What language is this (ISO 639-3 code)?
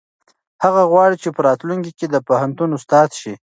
pus